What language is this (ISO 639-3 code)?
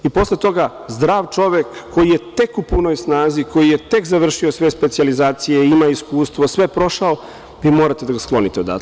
srp